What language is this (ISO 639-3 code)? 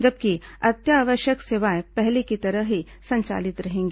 hin